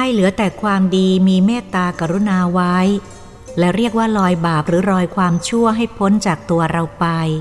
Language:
Thai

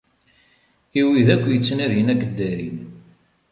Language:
Kabyle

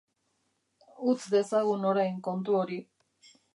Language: Basque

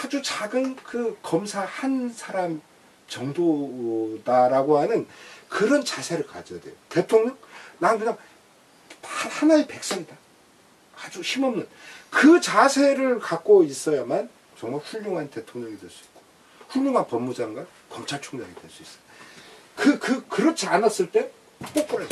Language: Korean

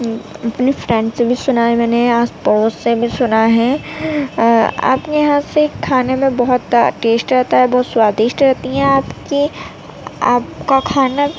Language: Urdu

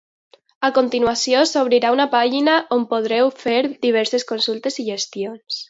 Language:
Catalan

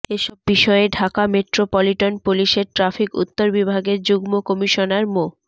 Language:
Bangla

